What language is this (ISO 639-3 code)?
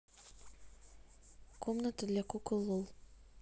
rus